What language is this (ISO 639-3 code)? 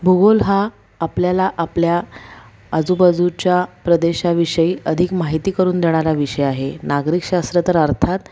mar